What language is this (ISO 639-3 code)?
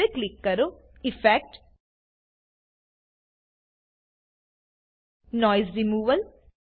guj